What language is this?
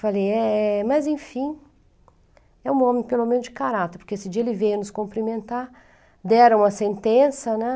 Portuguese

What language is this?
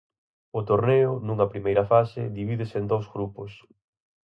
Galician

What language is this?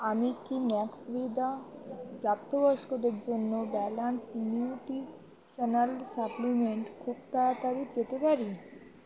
Bangla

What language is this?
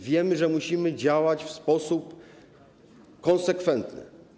Polish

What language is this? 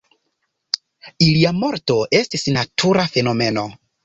Esperanto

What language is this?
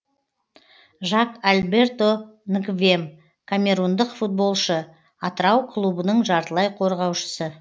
Kazakh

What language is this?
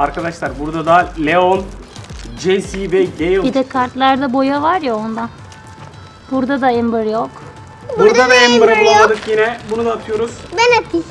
Turkish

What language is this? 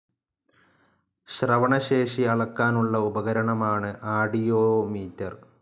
Malayalam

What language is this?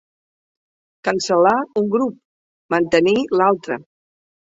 Catalan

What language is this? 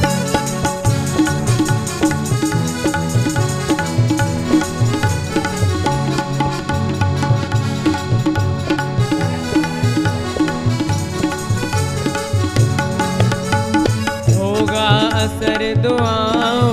Hindi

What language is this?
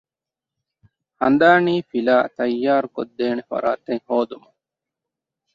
Divehi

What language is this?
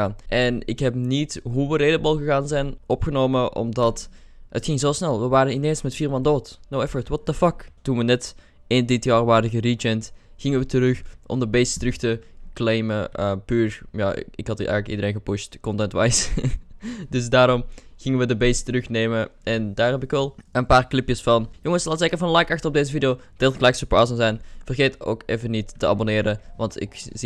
Dutch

